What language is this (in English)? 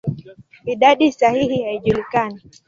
Swahili